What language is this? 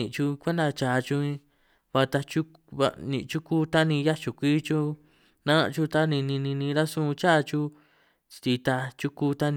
San Martín Itunyoso Triqui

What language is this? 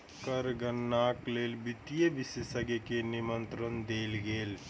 Maithili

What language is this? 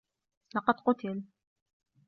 Arabic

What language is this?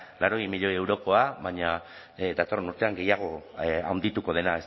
Basque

